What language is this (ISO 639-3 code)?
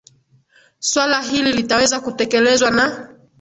swa